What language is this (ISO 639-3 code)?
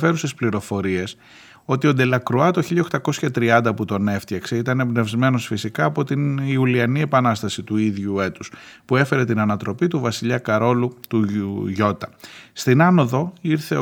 ell